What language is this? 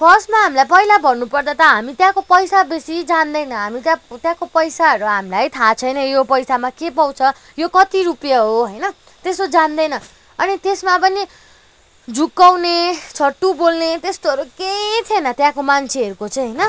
Nepali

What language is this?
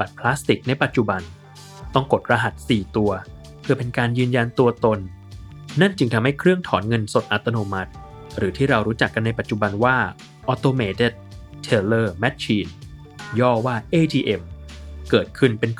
Thai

